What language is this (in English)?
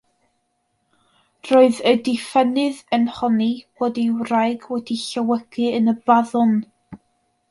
Welsh